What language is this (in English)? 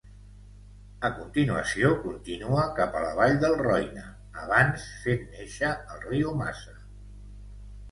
Catalan